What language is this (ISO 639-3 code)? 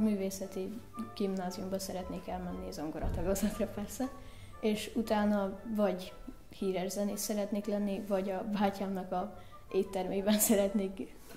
hun